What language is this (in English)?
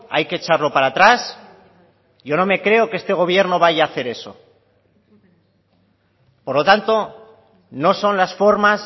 Spanish